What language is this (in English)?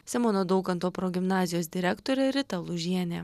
Lithuanian